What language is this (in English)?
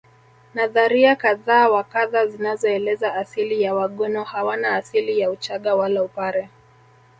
Swahili